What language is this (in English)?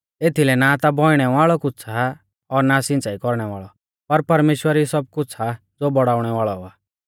Mahasu Pahari